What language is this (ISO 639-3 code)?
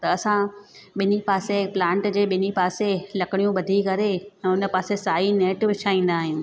snd